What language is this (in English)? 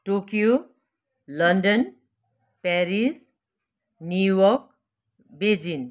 Nepali